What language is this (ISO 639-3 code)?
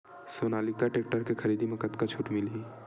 hne